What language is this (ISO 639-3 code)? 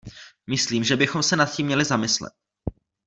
ces